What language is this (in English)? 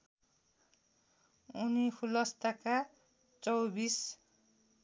Nepali